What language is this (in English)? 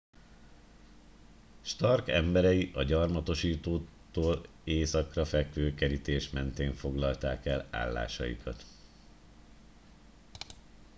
Hungarian